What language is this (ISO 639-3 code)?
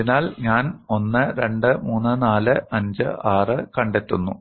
mal